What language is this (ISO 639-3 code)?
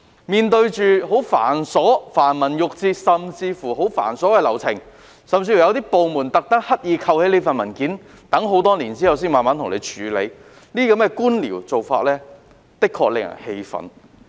yue